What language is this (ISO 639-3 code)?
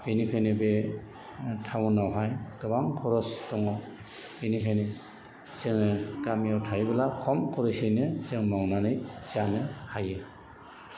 brx